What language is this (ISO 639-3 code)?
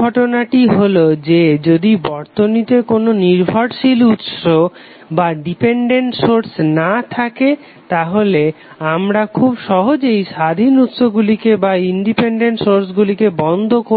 ben